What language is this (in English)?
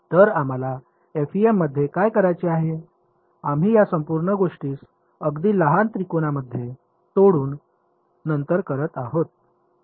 Marathi